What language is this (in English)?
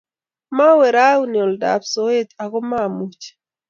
Kalenjin